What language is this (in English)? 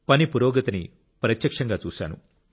Telugu